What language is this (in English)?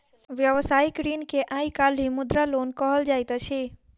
Maithili